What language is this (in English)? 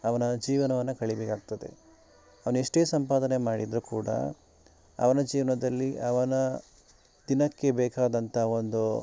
Kannada